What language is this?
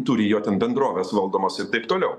Lithuanian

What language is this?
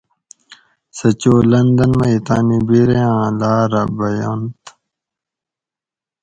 Gawri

